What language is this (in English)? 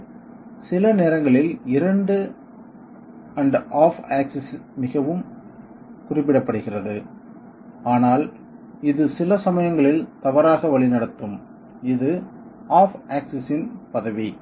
Tamil